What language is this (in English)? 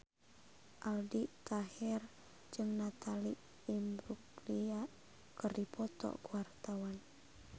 Sundanese